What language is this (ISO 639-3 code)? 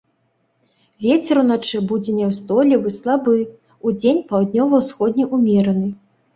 bel